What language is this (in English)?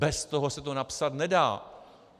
Czech